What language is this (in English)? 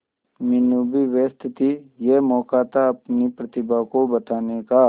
Hindi